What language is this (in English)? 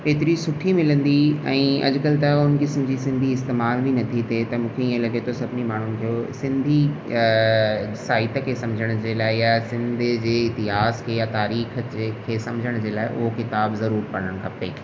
Sindhi